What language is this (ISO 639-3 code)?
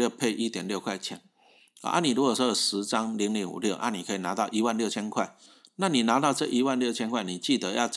zho